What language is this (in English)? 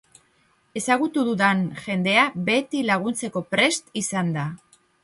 Basque